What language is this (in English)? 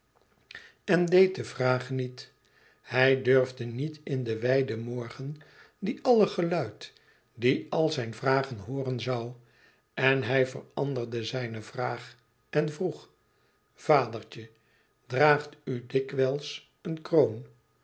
Dutch